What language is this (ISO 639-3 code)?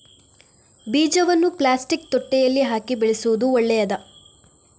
kan